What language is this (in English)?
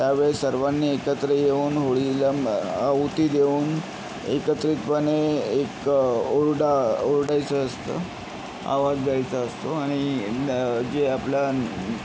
Marathi